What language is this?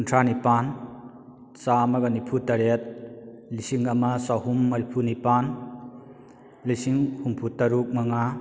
Manipuri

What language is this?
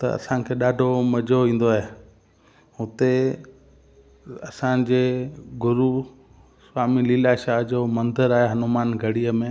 Sindhi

